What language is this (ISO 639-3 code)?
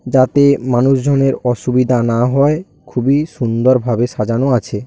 ben